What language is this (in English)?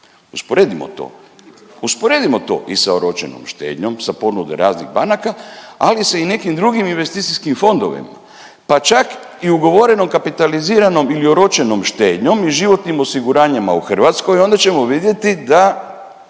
Croatian